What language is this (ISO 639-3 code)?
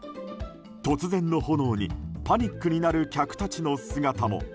jpn